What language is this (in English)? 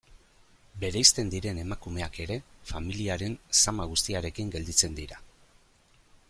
Basque